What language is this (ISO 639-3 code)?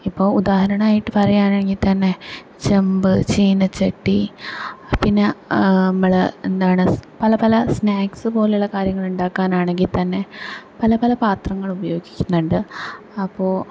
mal